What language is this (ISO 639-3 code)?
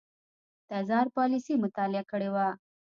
pus